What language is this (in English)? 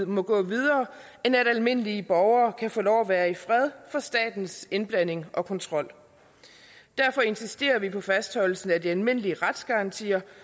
Danish